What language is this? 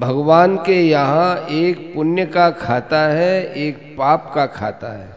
Hindi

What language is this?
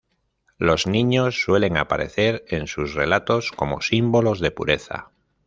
Spanish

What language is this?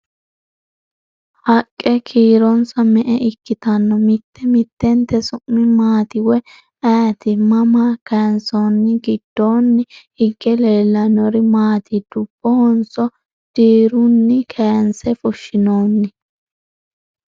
Sidamo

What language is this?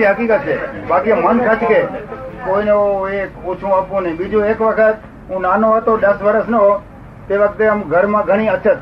Gujarati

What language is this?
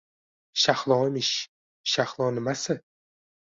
Uzbek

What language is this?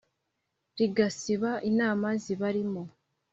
Kinyarwanda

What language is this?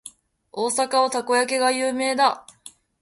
Japanese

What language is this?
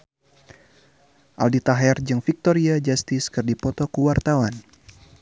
Sundanese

